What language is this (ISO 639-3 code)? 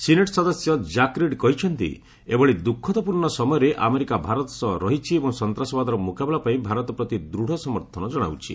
ori